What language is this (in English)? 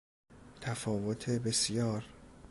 Persian